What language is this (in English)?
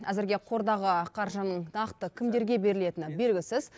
Kazakh